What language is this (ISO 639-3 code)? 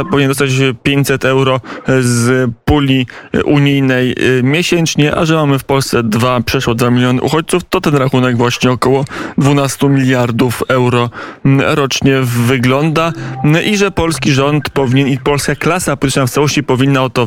pol